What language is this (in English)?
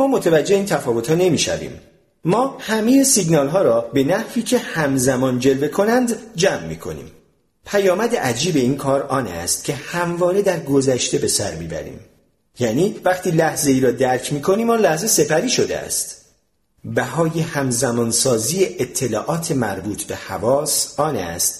Persian